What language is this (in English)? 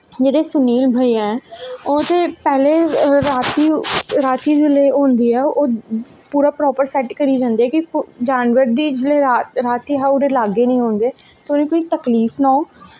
Dogri